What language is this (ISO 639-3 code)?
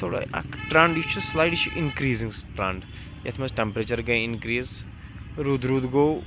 kas